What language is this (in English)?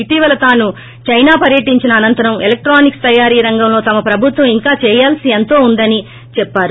Telugu